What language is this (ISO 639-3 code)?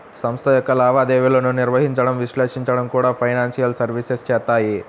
tel